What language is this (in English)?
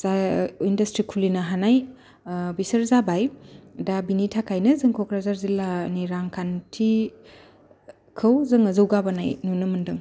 Bodo